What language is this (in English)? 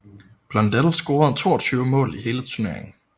Danish